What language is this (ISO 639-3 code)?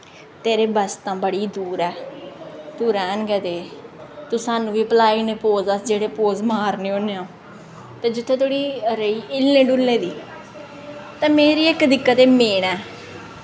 doi